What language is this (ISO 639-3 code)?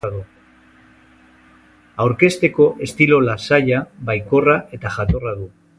eus